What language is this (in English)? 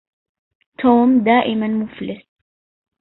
Arabic